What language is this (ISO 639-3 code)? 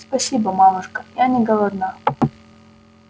rus